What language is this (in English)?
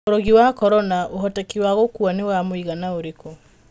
Kikuyu